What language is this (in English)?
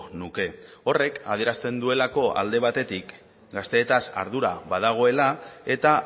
Basque